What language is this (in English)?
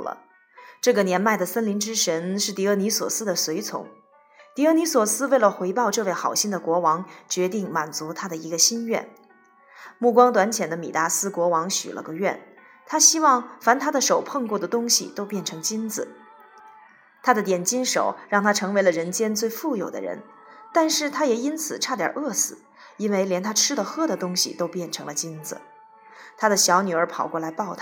Chinese